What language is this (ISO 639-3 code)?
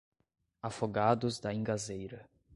por